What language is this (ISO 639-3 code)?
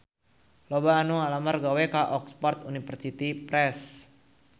sun